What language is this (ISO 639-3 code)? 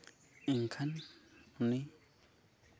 sat